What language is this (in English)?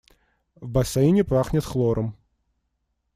Russian